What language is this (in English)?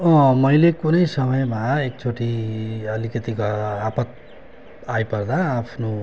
Nepali